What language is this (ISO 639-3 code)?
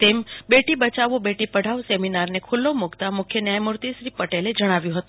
guj